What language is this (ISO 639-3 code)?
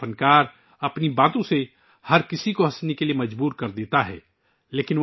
urd